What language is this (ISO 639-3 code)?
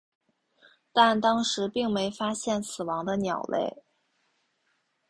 zho